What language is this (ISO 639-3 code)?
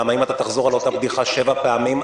heb